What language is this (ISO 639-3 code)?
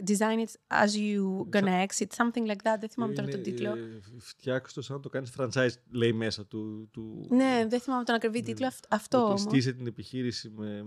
ell